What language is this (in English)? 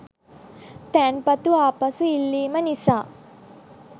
Sinhala